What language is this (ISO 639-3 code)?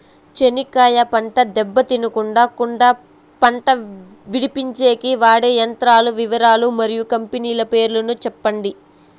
tel